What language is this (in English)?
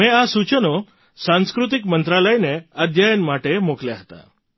Gujarati